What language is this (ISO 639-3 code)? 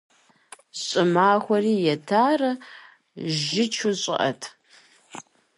kbd